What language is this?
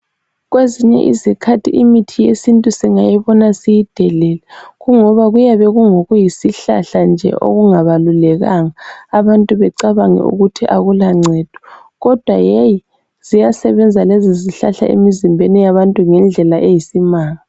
North Ndebele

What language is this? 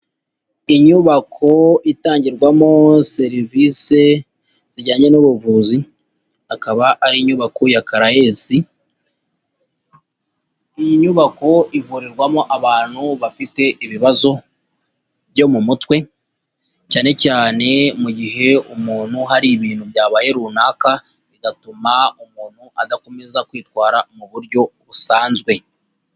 Kinyarwanda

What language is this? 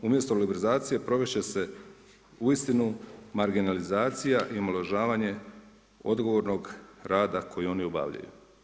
Croatian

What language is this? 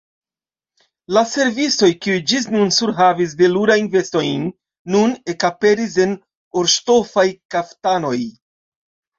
Esperanto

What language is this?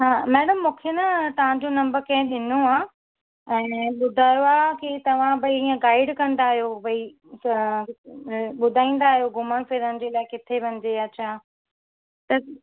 Sindhi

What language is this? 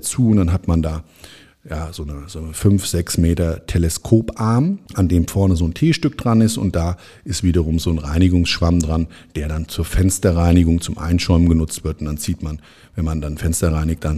German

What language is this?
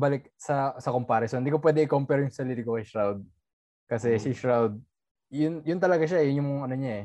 Filipino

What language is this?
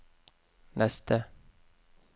Norwegian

